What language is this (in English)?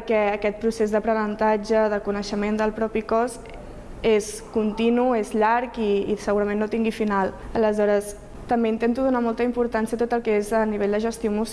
Catalan